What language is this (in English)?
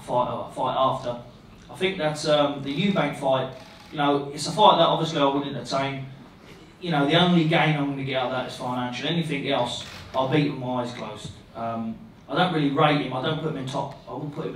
English